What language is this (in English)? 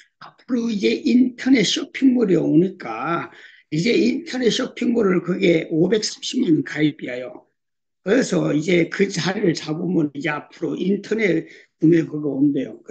Korean